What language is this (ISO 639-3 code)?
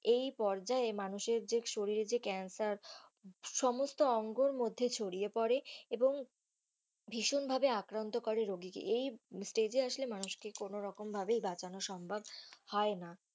ben